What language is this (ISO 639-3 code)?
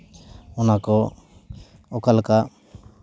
sat